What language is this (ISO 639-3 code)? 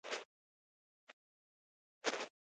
pus